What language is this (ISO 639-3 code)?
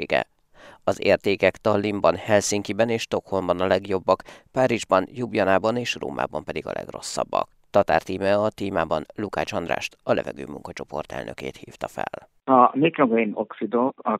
hun